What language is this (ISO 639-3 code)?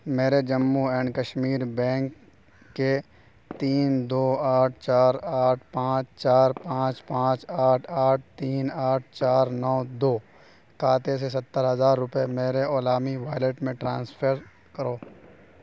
urd